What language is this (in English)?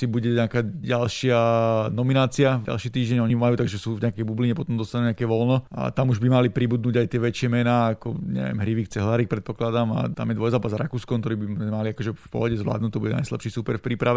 Slovak